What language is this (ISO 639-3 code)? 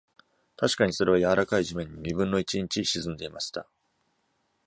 jpn